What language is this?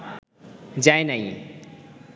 Bangla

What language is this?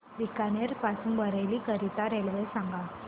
Marathi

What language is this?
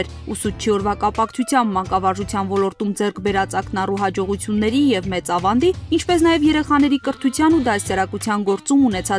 Romanian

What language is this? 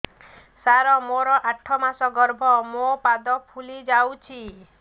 Odia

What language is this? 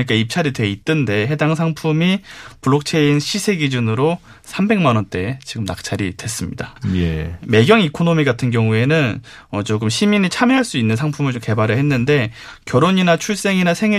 Korean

